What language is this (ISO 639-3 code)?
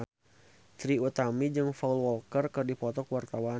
sun